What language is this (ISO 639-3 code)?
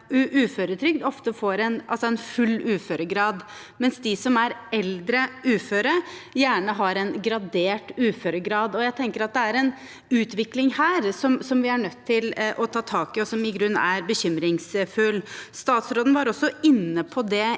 nor